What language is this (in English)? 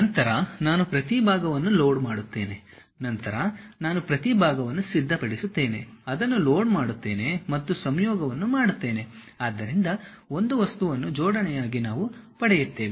Kannada